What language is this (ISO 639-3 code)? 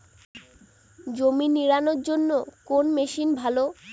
ben